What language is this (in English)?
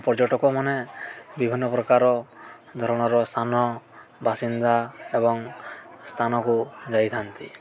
Odia